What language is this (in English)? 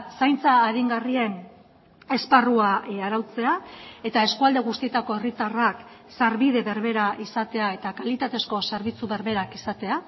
Basque